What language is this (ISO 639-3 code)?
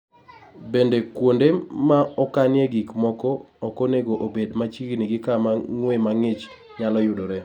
luo